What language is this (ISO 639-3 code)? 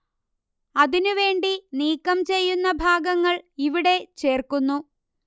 mal